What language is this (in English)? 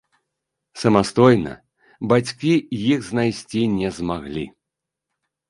Belarusian